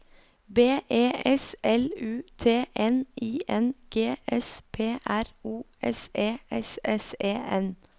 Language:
Norwegian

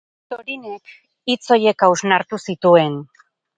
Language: Basque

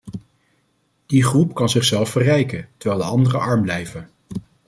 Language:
Dutch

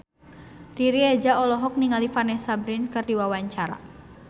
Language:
Sundanese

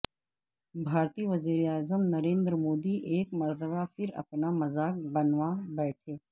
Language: Urdu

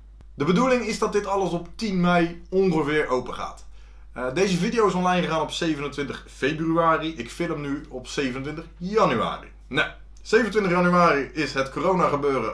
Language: Dutch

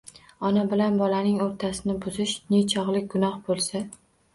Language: Uzbek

